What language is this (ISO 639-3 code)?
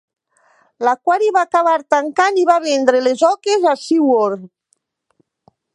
cat